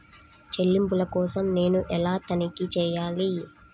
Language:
Telugu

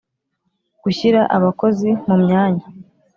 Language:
Kinyarwanda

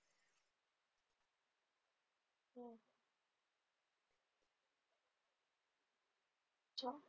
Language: Marathi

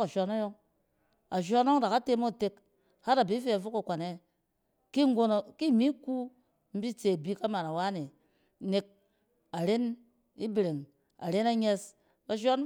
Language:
Cen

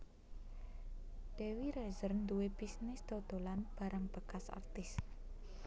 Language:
Javanese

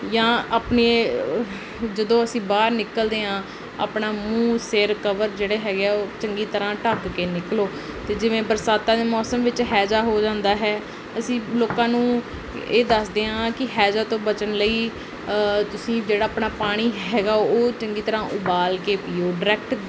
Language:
Punjabi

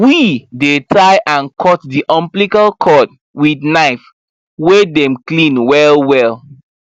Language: Nigerian Pidgin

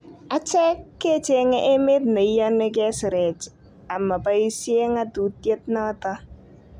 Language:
Kalenjin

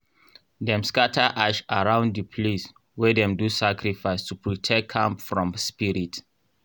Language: Nigerian Pidgin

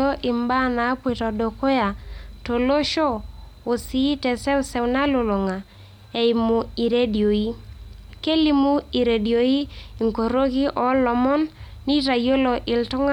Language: Masai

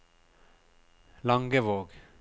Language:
Norwegian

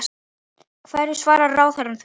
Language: Icelandic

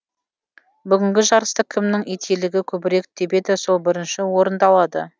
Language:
Kazakh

